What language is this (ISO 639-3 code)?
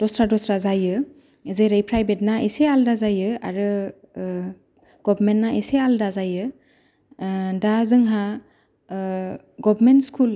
brx